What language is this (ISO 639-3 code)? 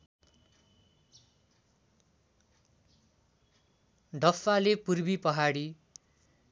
nep